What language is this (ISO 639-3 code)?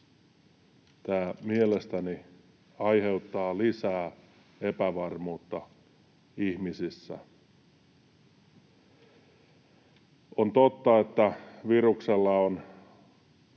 fin